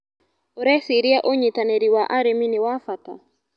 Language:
Kikuyu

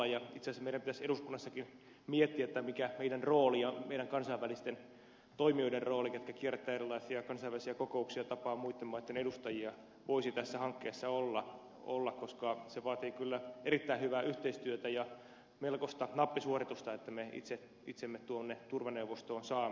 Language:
Finnish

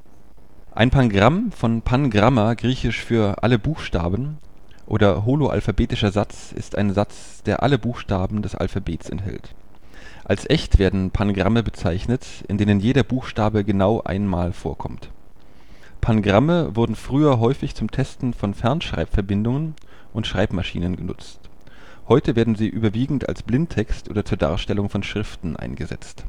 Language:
German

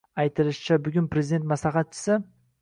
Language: Uzbek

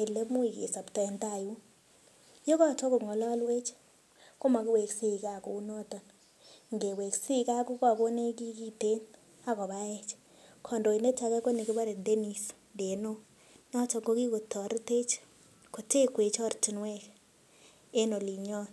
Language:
Kalenjin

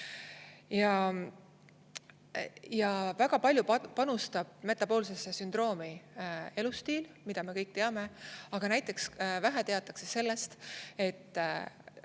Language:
Estonian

